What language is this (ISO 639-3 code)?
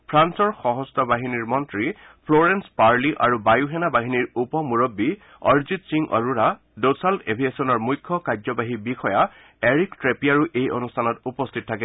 asm